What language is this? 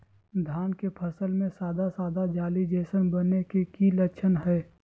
Magahi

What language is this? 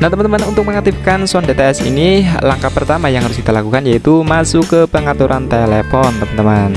Indonesian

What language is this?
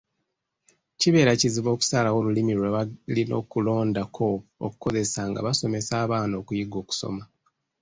Ganda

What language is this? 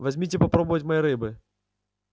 Russian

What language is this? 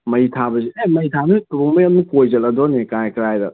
Manipuri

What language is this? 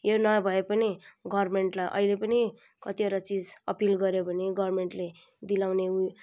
Nepali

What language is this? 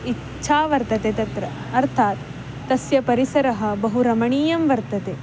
Sanskrit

